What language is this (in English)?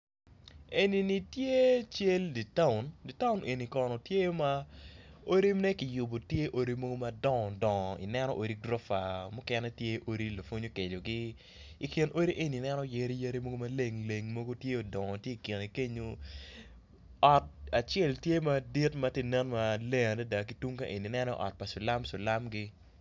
Acoli